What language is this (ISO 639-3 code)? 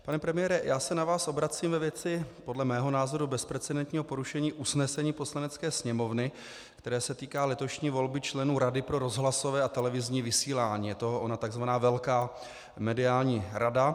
ces